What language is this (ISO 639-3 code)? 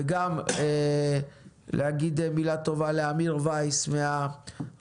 heb